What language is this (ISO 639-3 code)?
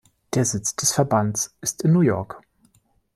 deu